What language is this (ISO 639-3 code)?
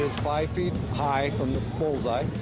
eng